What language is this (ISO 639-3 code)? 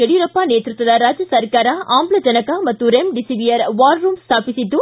kan